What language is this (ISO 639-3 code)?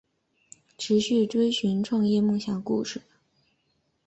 zho